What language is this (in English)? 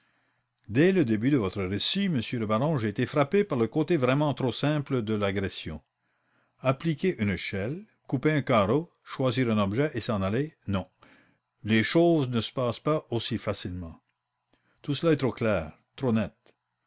French